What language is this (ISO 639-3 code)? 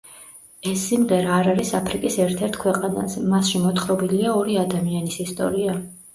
kat